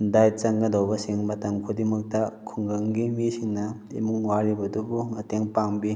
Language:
Manipuri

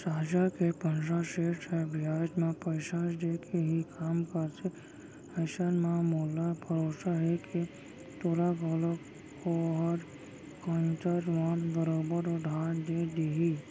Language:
Chhattisgarhi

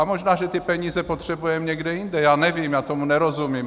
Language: Czech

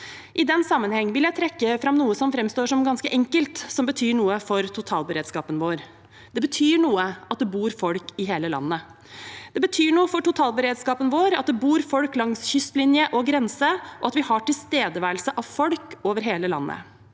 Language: Norwegian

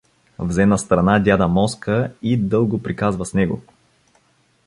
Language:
Bulgarian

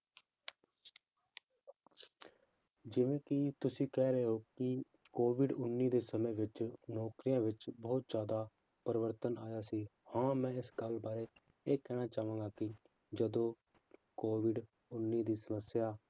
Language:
Punjabi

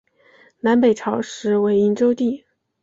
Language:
Chinese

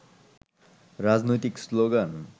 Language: Bangla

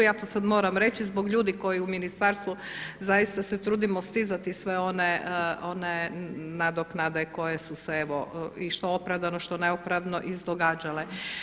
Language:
Croatian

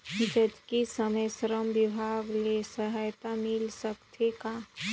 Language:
Chhattisgarhi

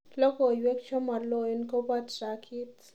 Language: Kalenjin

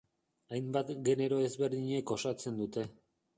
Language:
Basque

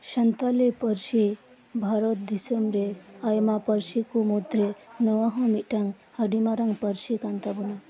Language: Santali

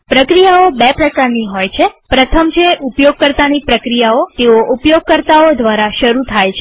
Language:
Gujarati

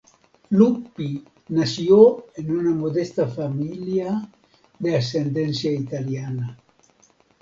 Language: Spanish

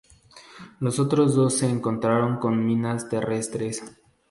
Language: Spanish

